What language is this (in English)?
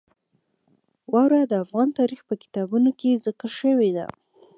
Pashto